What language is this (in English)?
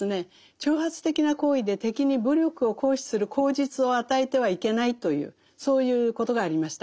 Japanese